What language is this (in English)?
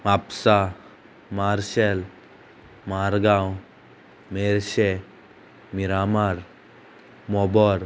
Konkani